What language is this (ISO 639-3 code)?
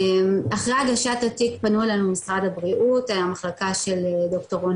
heb